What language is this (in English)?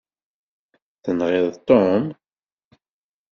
Kabyle